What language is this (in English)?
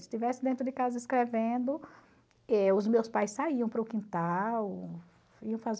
Portuguese